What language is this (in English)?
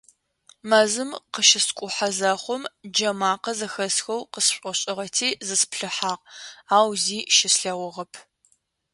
Adyghe